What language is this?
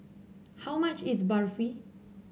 English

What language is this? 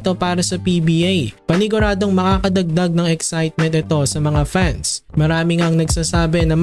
Filipino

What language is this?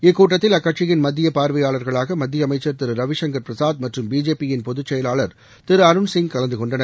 Tamil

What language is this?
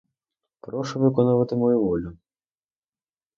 Ukrainian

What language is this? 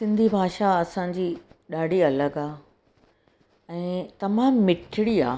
Sindhi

